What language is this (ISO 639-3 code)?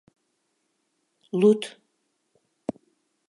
chm